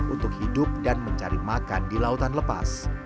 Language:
Indonesian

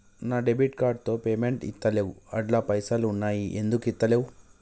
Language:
Telugu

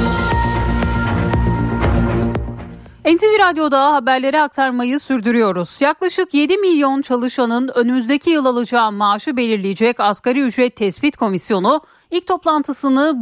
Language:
Turkish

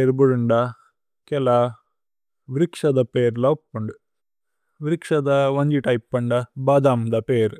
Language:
Tulu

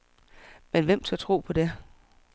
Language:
Danish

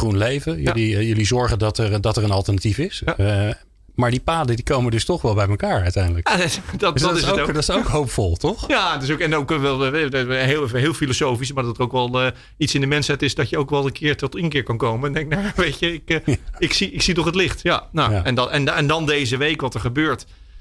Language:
Dutch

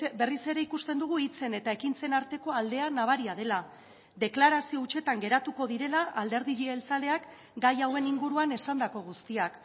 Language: Basque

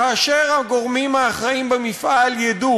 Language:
Hebrew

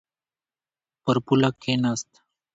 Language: Pashto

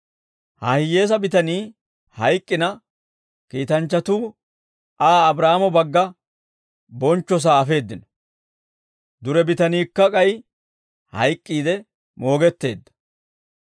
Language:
Dawro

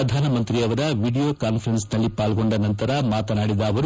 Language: Kannada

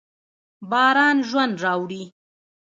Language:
Pashto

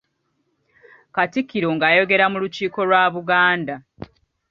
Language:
Ganda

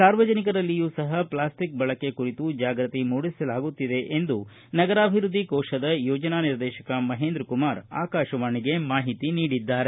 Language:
Kannada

